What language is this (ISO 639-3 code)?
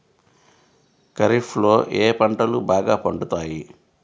tel